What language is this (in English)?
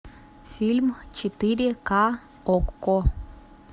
Russian